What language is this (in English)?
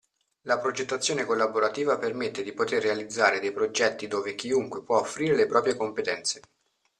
Italian